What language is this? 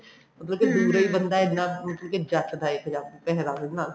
Punjabi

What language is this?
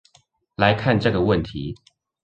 Chinese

